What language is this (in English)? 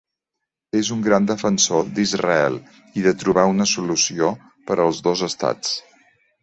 Catalan